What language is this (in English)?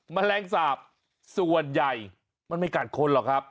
Thai